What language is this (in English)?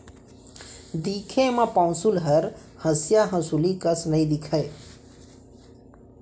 Chhattisgarhi